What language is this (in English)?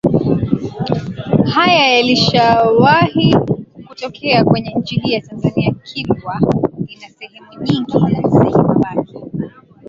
Swahili